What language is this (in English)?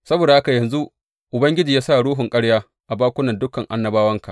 Hausa